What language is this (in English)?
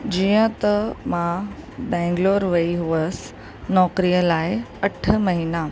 Sindhi